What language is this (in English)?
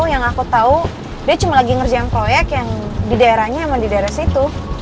Indonesian